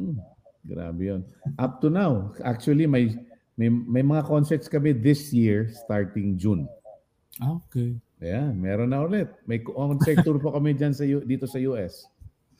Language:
Filipino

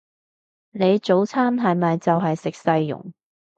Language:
Cantonese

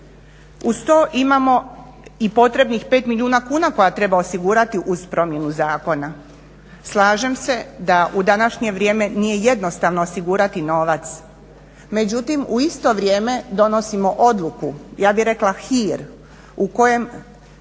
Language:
Croatian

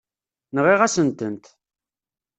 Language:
Kabyle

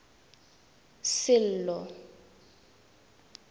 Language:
Tswana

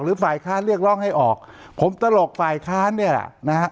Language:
Thai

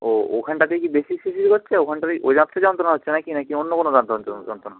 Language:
Bangla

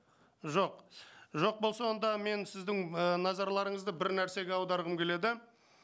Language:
Kazakh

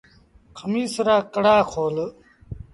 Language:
Sindhi Bhil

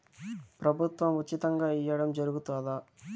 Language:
Telugu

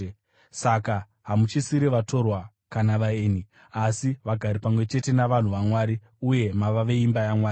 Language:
Shona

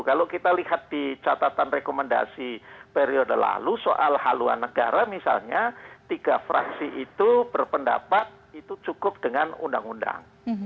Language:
Indonesian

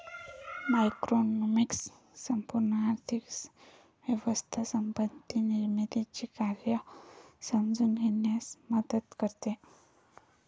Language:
Marathi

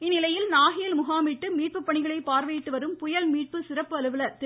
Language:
Tamil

